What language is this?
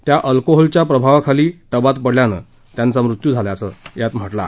Marathi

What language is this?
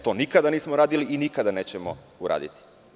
Serbian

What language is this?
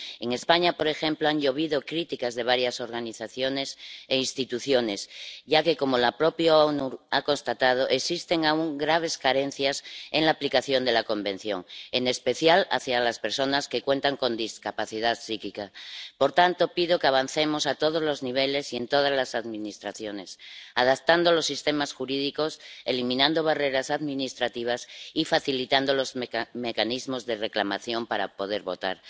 Spanish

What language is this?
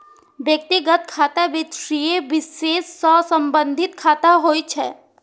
Maithili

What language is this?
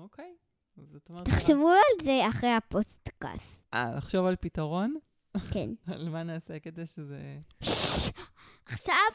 Hebrew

